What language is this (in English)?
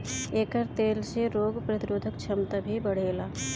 Bhojpuri